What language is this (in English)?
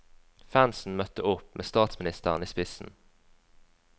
Norwegian